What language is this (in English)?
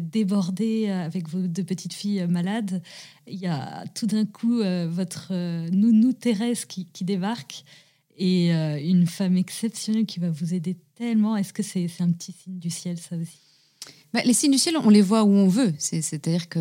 French